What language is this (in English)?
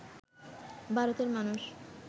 Bangla